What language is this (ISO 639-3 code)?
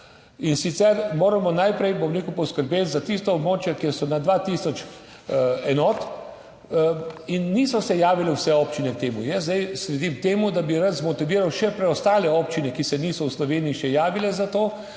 slv